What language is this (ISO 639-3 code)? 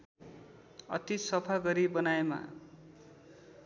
nep